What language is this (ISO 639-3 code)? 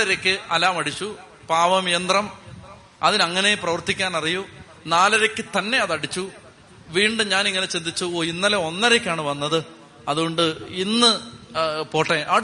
mal